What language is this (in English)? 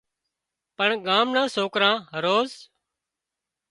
Wadiyara Koli